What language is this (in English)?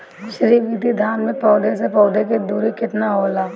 Bhojpuri